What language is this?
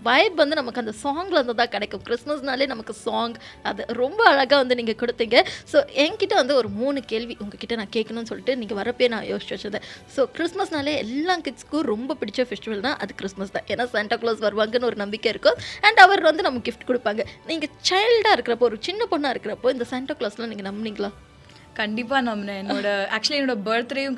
Tamil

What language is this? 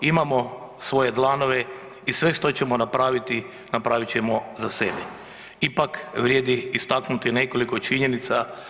Croatian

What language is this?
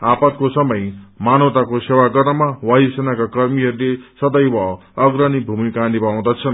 Nepali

